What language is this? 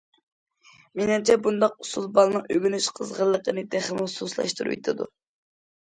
Uyghur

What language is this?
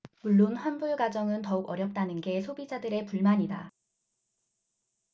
Korean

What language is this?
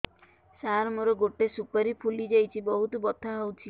Odia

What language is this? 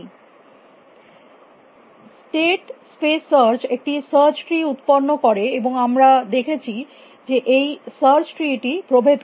Bangla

